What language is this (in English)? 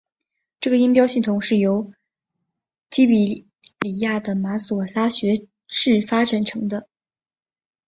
Chinese